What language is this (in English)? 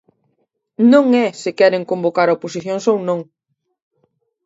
Galician